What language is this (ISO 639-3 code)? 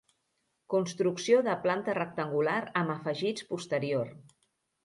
cat